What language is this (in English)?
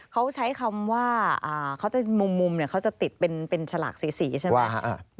Thai